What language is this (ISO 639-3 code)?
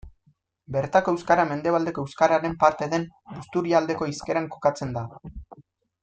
eus